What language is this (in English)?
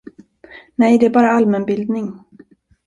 Swedish